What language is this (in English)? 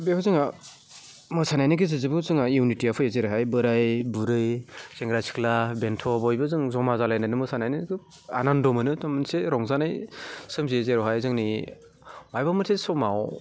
Bodo